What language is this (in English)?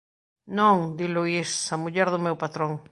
Galician